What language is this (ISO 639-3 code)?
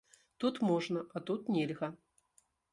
bel